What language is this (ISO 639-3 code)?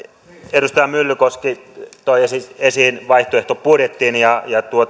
fin